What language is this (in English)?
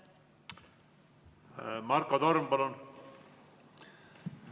Estonian